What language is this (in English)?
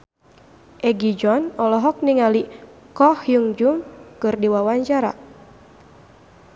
Sundanese